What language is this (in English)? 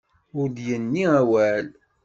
Kabyle